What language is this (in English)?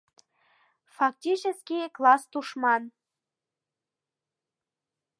Mari